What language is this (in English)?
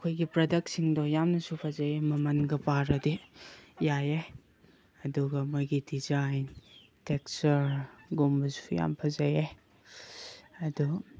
Manipuri